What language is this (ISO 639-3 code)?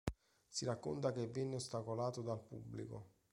ita